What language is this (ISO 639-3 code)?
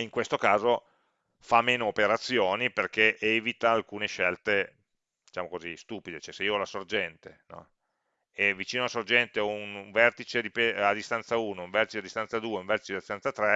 ita